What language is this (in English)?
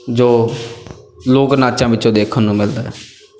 Punjabi